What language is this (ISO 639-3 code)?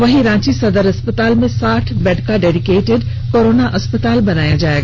hin